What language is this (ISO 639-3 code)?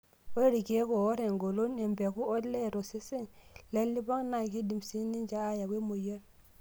mas